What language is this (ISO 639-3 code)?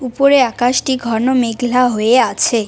ben